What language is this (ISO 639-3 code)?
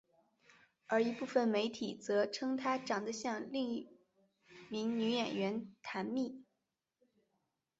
zho